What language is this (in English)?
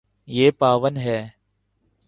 Urdu